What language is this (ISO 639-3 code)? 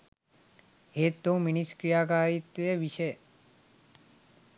sin